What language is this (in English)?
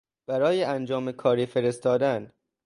Persian